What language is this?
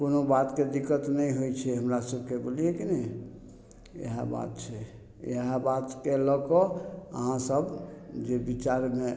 Maithili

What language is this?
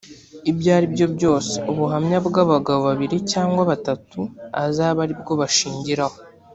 Kinyarwanda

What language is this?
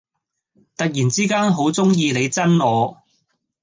Cantonese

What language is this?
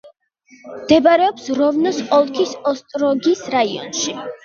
Georgian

